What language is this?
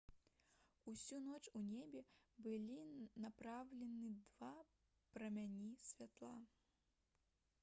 Belarusian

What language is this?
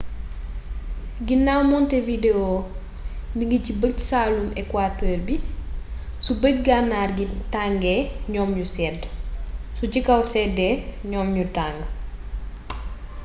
Wolof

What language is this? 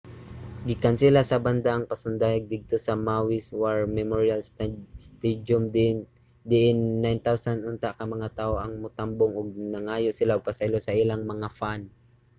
Cebuano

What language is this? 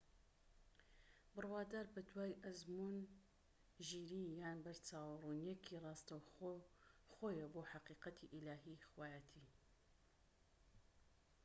Central Kurdish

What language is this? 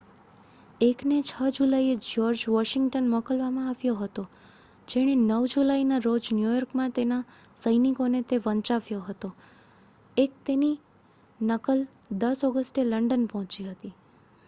Gujarati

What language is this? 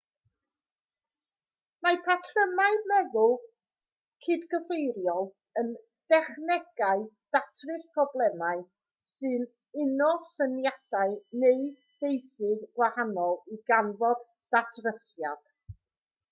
Welsh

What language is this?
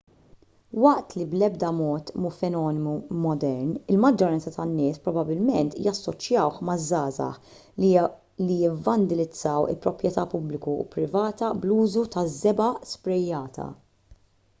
Maltese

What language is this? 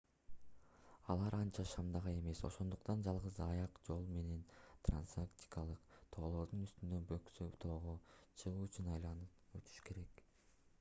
Kyrgyz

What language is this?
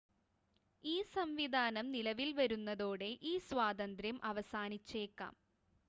Malayalam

